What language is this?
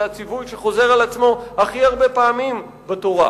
Hebrew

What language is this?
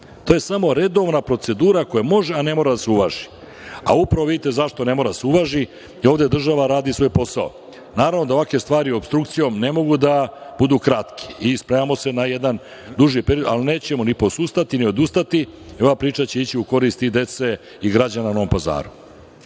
Serbian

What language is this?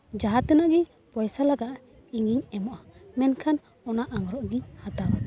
Santali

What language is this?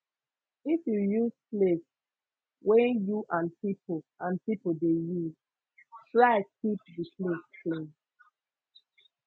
Nigerian Pidgin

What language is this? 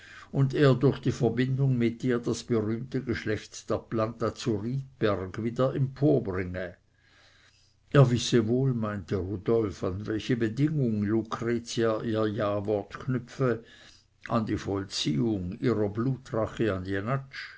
German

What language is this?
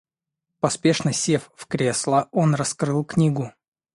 Russian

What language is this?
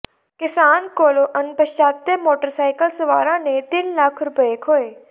Punjabi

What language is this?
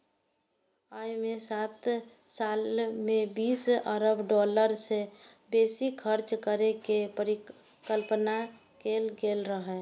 Maithili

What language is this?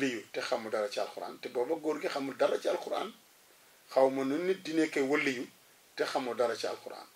Arabic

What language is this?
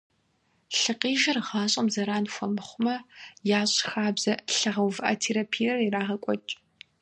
Kabardian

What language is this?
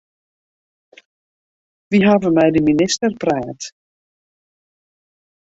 Western Frisian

